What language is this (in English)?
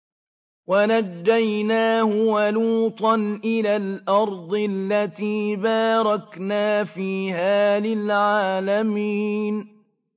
Arabic